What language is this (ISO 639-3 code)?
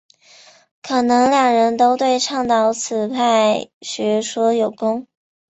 zho